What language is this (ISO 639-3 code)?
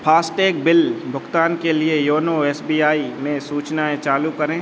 hin